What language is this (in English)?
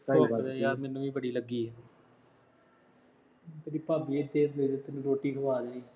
Punjabi